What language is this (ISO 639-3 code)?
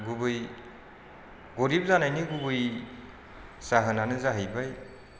brx